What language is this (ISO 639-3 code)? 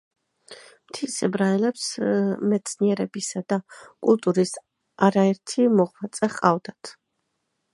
kat